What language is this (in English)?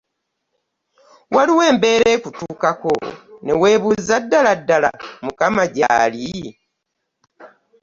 Ganda